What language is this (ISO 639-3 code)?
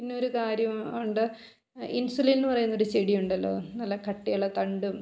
mal